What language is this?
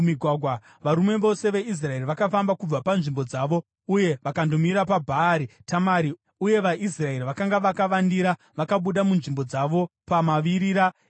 Shona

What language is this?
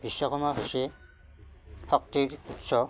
Assamese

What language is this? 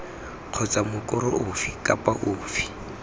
Tswana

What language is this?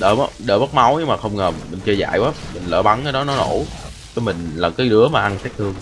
Vietnamese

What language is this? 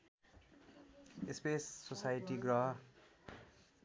Nepali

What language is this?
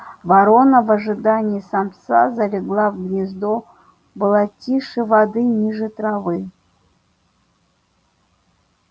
Russian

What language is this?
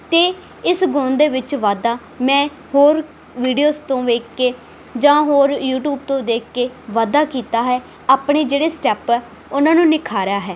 Punjabi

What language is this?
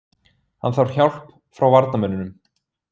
Icelandic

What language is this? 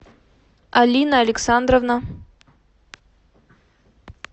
Russian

